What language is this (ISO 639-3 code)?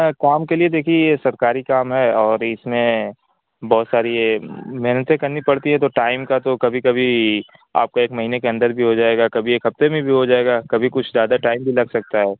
urd